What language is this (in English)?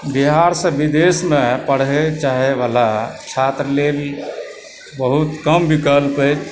Maithili